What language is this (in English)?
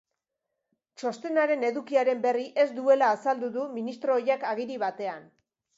Basque